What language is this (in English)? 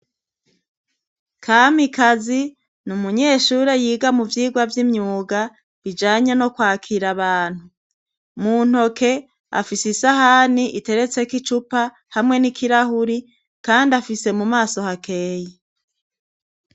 Rundi